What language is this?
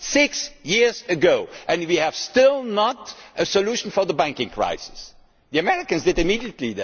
English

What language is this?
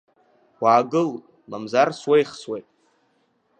Abkhazian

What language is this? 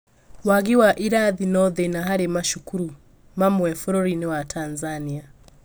Kikuyu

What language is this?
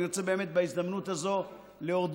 Hebrew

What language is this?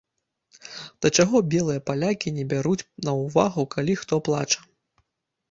Belarusian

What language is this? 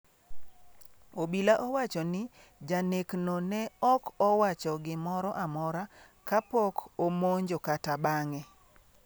Luo (Kenya and Tanzania)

